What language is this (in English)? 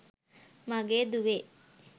Sinhala